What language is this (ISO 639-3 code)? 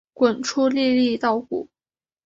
zho